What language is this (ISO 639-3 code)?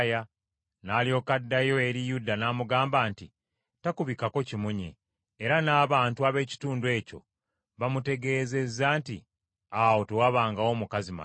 lug